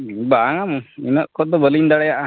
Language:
Santali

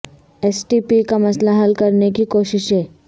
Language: Urdu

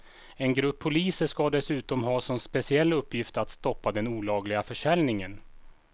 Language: Swedish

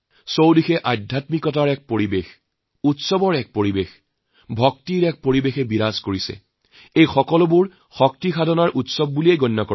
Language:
Assamese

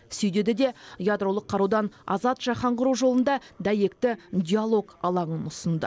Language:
Kazakh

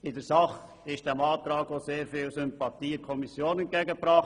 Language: Swiss German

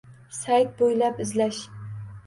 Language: Uzbek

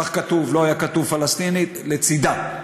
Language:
Hebrew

